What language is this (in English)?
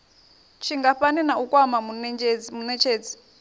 Venda